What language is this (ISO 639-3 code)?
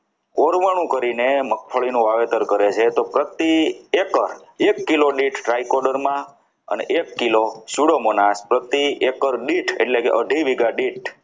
guj